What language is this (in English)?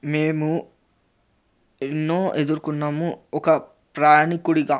Telugu